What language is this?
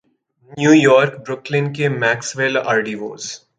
Urdu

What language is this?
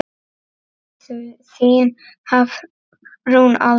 Icelandic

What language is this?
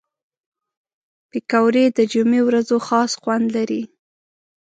Pashto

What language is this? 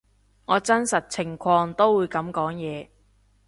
Cantonese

